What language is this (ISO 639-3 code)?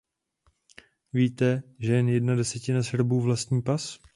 ces